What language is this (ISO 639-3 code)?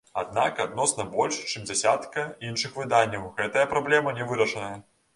bel